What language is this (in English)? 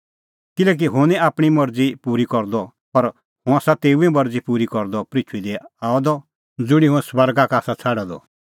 Kullu Pahari